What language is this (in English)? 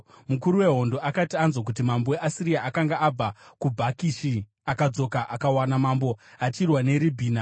Shona